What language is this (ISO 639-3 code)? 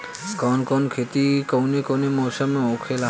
bho